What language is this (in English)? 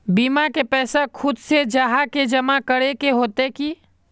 Magahi